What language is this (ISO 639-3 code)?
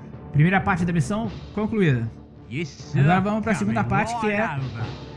por